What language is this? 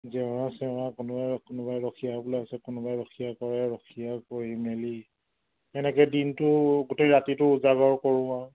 Assamese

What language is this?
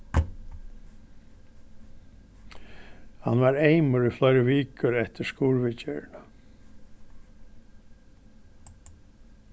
Faroese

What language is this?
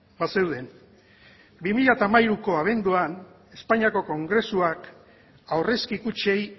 Basque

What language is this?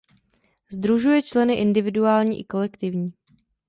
Czech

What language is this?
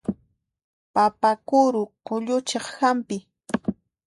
Puno Quechua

